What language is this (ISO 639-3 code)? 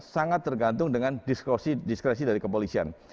ind